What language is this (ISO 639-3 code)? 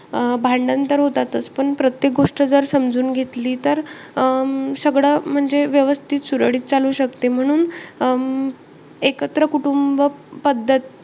mar